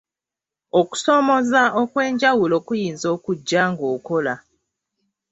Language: Ganda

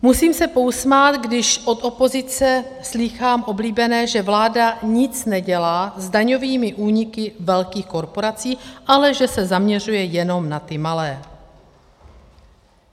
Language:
Czech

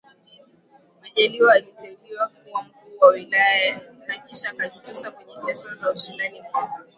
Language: Swahili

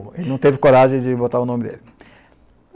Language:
Portuguese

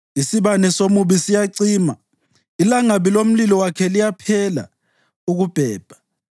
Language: North Ndebele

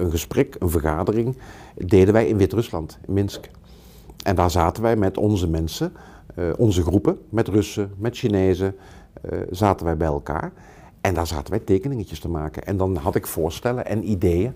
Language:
Dutch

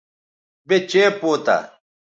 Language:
Bateri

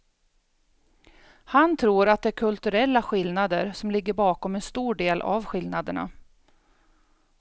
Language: Swedish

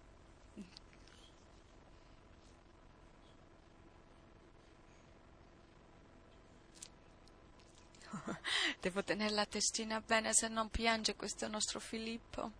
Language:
Italian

